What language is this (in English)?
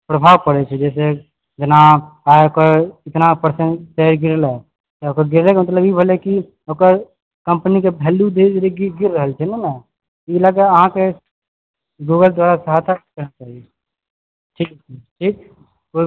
Maithili